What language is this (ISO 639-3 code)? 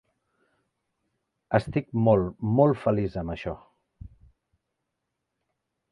cat